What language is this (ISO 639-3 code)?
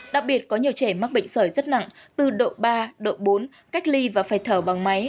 vie